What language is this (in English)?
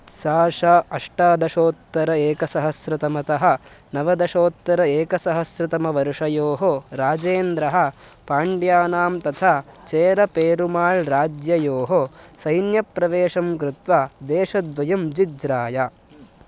Sanskrit